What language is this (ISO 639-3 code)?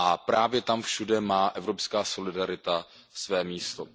ces